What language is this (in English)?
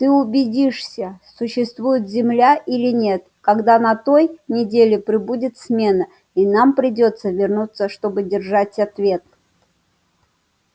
Russian